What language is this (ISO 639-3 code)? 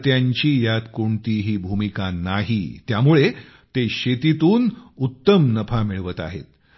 mar